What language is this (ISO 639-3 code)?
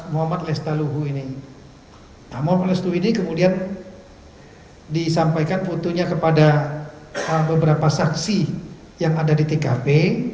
ind